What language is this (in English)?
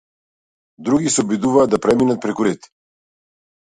Macedonian